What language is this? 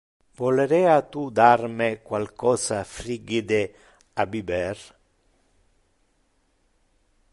Interlingua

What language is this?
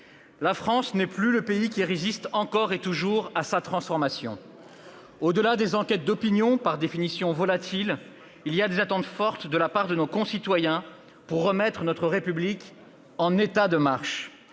French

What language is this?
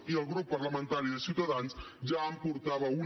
Catalan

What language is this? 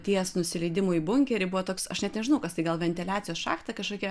Lithuanian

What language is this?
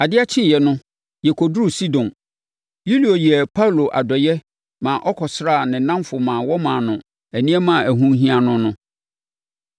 Akan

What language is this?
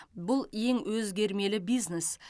Kazakh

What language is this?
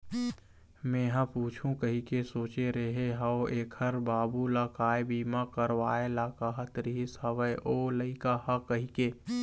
Chhattisgarhi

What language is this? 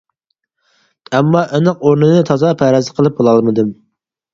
Uyghur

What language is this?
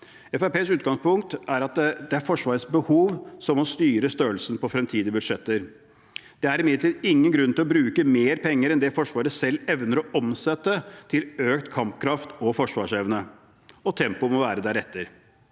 Norwegian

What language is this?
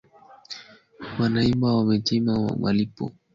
Swahili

